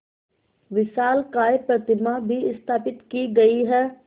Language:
Hindi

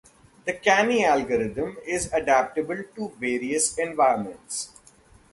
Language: English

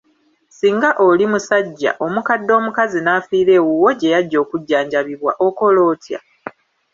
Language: Ganda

